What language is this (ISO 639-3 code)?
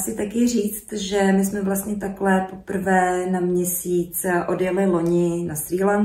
ces